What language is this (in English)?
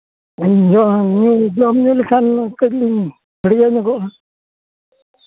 Santali